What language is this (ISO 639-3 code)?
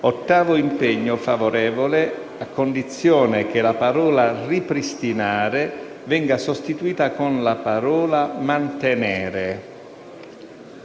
ita